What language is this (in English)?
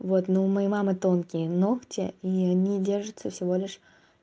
Russian